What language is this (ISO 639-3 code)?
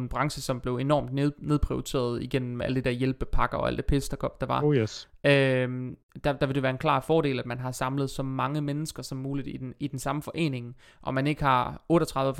dan